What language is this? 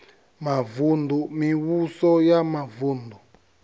Venda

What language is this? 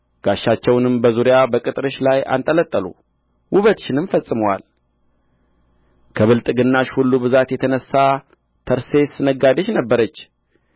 Amharic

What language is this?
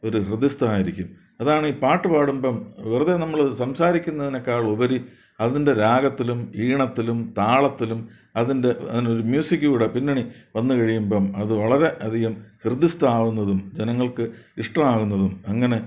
Malayalam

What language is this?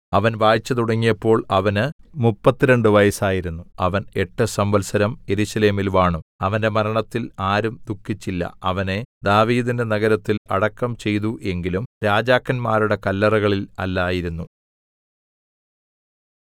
Malayalam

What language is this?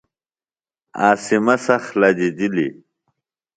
Phalura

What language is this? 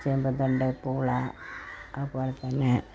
Malayalam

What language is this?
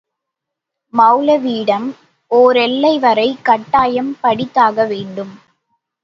Tamil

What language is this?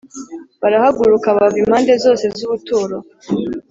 Kinyarwanda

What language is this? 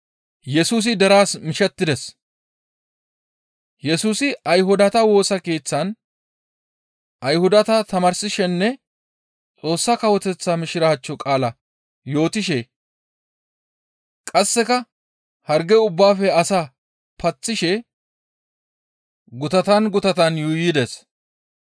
Gamo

